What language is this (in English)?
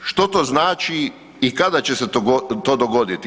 Croatian